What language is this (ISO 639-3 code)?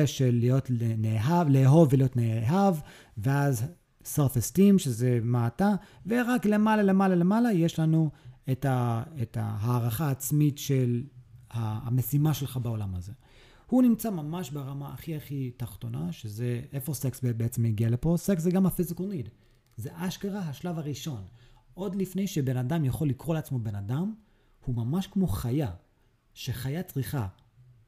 heb